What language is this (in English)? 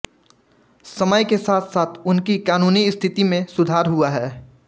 Hindi